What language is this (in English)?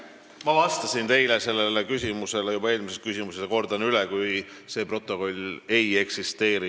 Estonian